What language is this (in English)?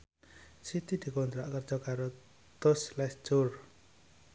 Javanese